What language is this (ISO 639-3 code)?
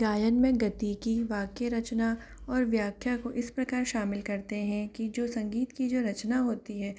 hin